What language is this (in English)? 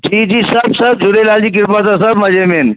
Sindhi